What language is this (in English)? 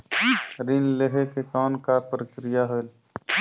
Chhattisgarhi